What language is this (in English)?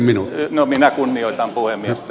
Finnish